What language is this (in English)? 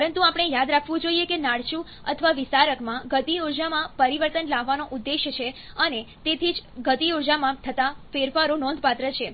Gujarati